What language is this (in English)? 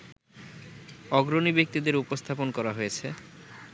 Bangla